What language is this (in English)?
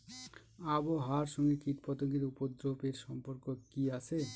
Bangla